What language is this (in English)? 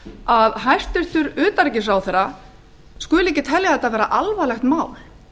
Icelandic